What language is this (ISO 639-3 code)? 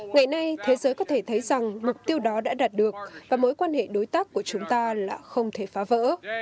vie